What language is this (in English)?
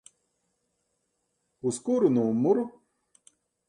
Latvian